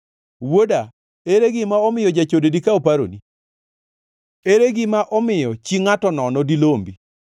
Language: Luo (Kenya and Tanzania)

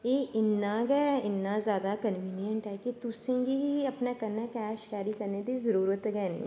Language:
Dogri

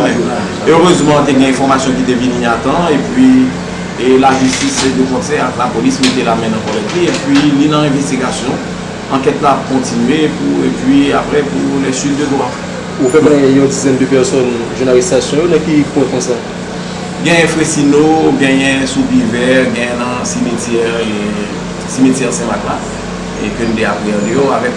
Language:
French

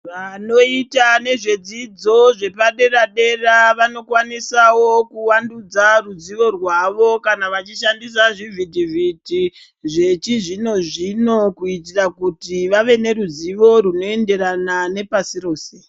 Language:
Ndau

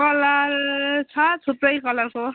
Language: Nepali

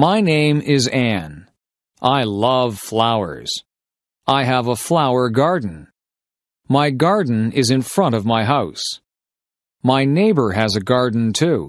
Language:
English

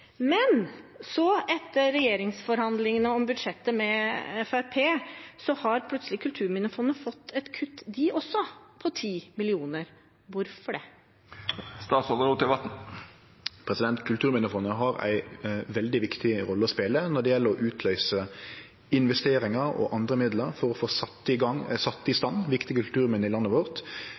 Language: Norwegian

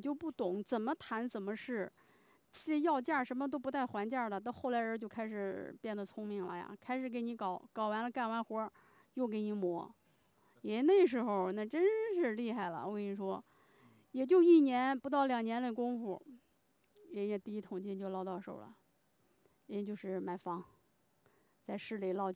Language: Chinese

